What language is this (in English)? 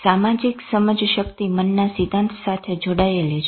Gujarati